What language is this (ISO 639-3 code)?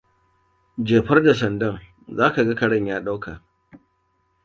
hau